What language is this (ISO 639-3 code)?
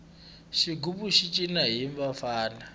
tso